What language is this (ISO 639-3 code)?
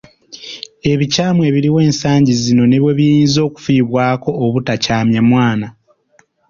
lug